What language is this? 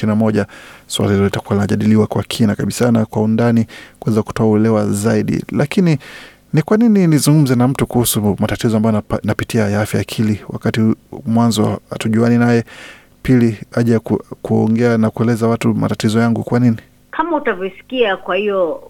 Swahili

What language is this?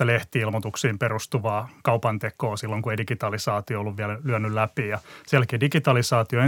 Finnish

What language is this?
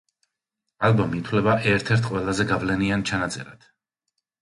Georgian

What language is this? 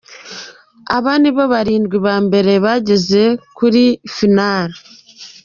Kinyarwanda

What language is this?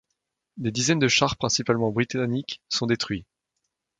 French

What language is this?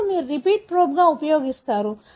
Telugu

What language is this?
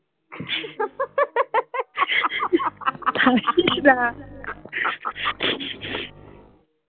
Bangla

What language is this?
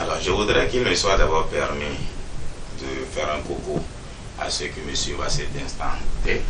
French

